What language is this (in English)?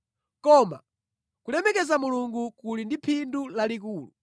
Nyanja